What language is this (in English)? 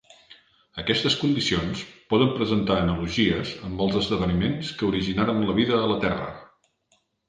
Catalan